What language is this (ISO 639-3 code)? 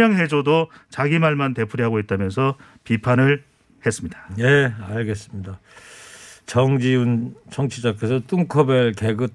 kor